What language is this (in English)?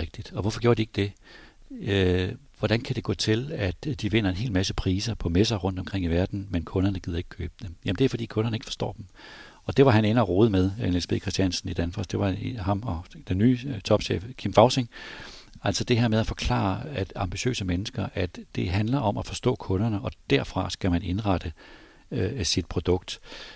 Danish